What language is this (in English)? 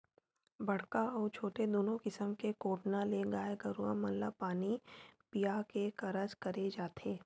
Chhattisgarhi